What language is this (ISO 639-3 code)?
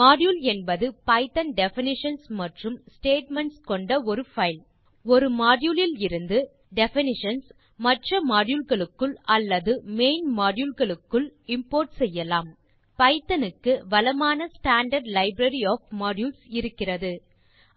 tam